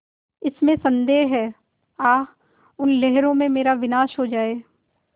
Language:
Hindi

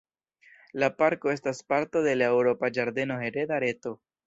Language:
Esperanto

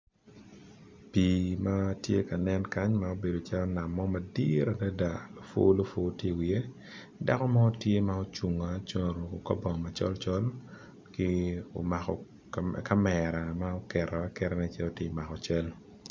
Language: Acoli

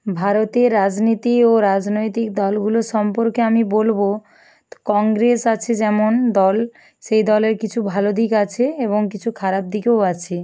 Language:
Bangla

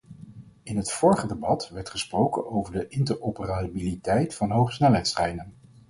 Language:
Dutch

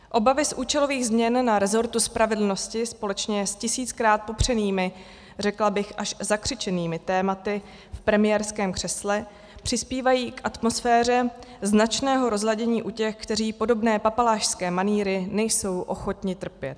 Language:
Czech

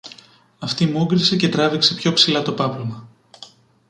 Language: Greek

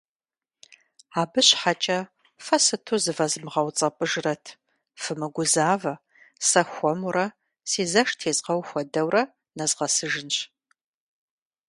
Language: Kabardian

